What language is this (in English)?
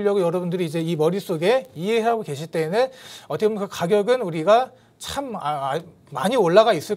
Korean